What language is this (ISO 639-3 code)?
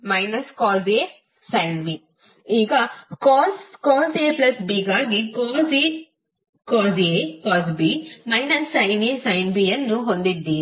kan